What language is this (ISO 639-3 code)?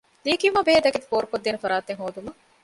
div